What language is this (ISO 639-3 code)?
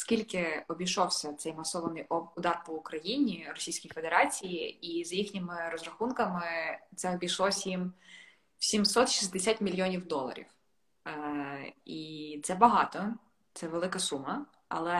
ukr